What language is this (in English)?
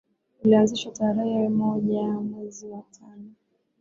Swahili